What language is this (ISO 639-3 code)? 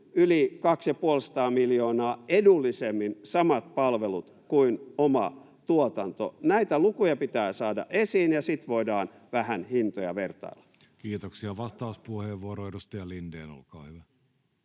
fin